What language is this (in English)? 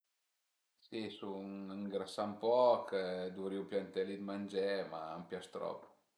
Piedmontese